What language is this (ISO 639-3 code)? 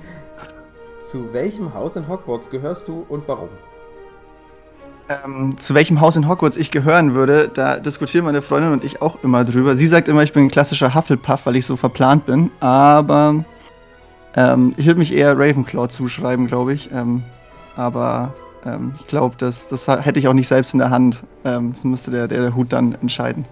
deu